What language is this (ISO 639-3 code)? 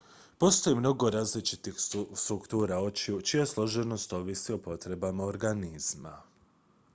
hrv